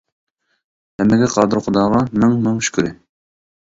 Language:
Uyghur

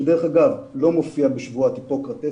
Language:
Hebrew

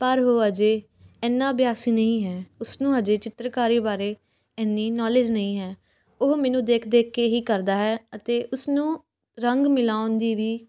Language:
Punjabi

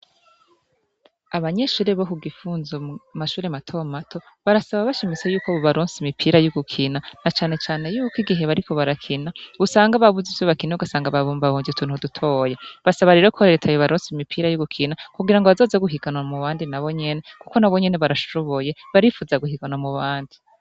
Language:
Rundi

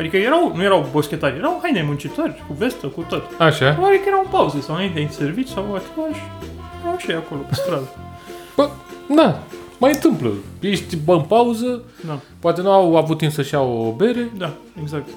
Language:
Romanian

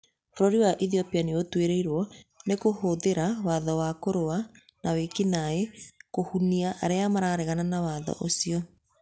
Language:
Kikuyu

